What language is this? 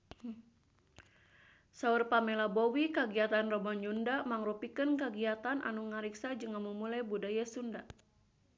Sundanese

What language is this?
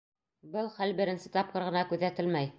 Bashkir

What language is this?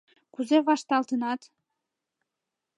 Mari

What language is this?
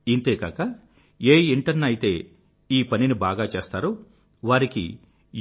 Telugu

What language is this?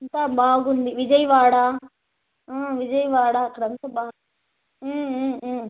Telugu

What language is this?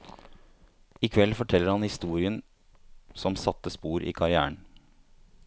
Norwegian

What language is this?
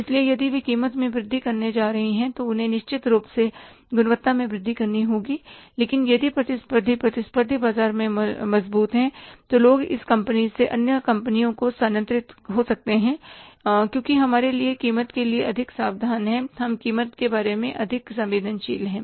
Hindi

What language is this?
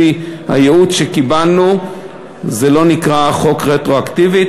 Hebrew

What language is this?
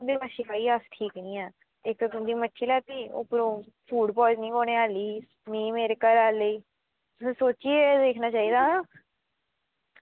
Dogri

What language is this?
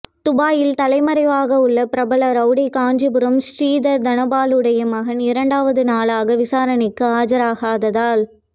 Tamil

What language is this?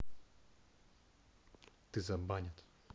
Russian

